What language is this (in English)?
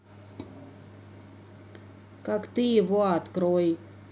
Russian